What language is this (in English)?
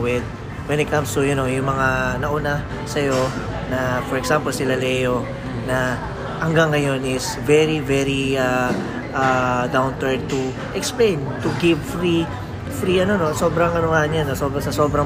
Filipino